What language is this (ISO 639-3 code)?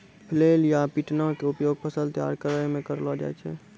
mai